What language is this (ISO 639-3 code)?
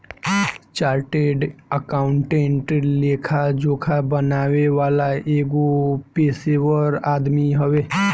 bho